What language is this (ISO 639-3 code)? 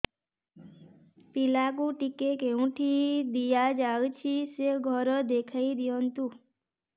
ori